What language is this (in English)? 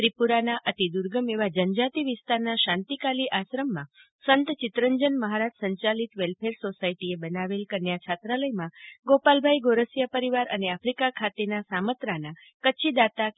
Gujarati